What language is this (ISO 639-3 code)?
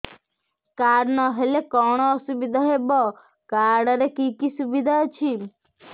ori